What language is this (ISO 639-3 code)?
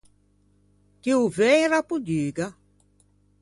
lij